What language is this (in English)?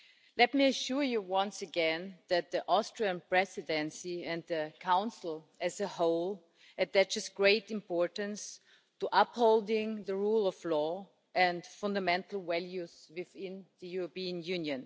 English